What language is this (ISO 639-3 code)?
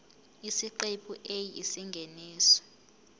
zul